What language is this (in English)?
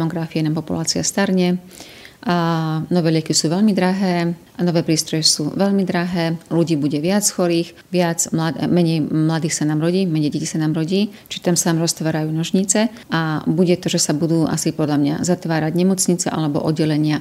Slovak